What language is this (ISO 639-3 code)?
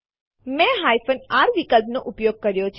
guj